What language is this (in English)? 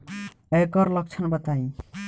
Bhojpuri